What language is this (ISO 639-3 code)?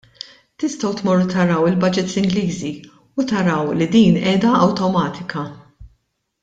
mlt